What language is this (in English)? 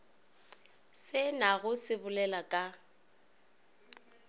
Northern Sotho